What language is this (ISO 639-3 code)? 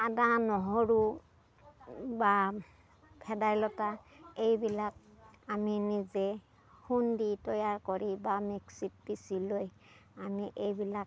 asm